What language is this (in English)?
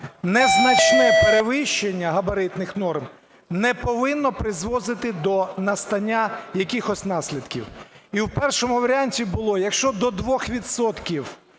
Ukrainian